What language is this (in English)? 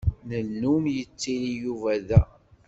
Kabyle